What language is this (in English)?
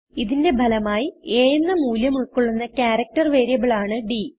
Malayalam